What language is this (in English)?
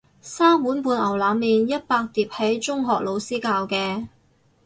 Cantonese